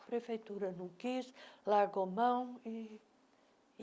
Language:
Portuguese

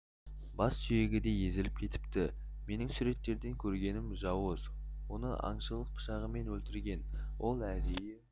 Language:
Kazakh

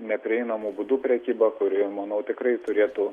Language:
Lithuanian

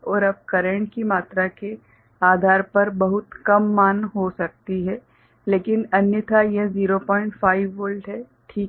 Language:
Hindi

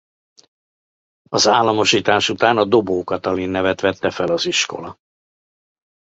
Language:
Hungarian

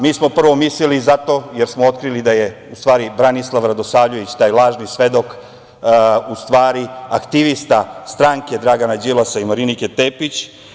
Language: Serbian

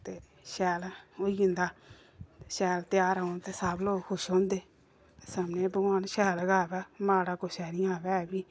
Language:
Dogri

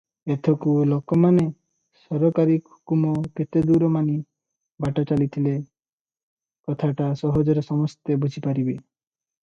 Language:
Odia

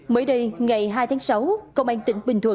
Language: Vietnamese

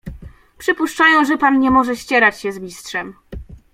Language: Polish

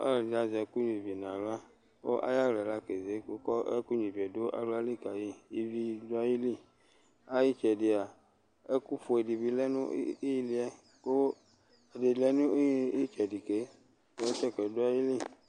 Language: Ikposo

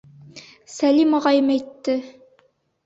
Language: Bashkir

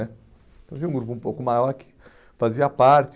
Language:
Portuguese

